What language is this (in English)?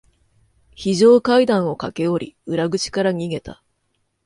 Japanese